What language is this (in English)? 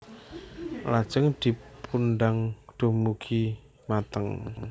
Javanese